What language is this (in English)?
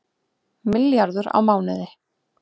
Icelandic